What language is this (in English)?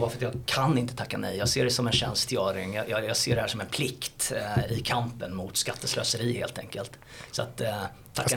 Swedish